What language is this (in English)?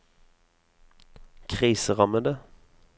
Norwegian